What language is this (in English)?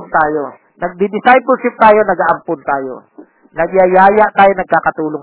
Filipino